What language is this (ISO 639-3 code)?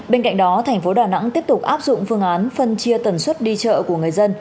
vie